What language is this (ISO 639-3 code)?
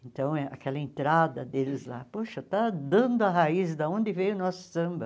por